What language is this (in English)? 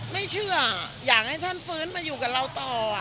Thai